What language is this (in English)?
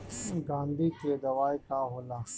Bhojpuri